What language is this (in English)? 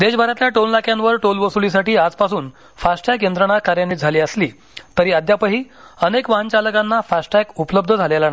Marathi